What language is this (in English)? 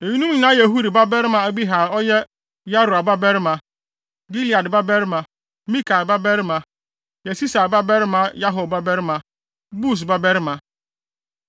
Akan